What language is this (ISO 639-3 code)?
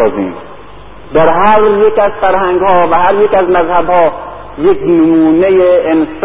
fas